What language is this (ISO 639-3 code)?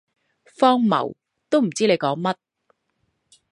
yue